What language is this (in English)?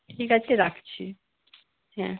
Bangla